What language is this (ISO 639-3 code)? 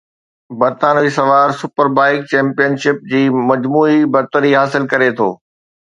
snd